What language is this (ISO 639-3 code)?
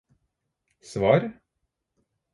nob